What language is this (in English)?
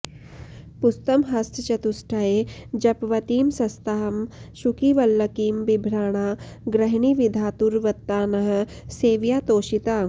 Sanskrit